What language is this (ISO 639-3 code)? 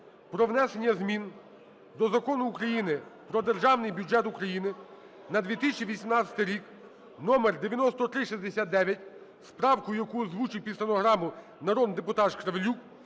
ukr